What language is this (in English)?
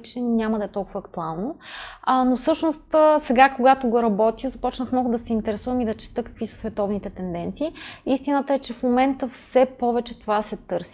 Bulgarian